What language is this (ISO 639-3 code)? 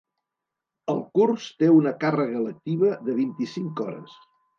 cat